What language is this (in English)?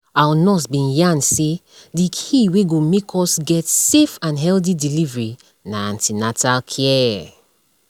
Nigerian Pidgin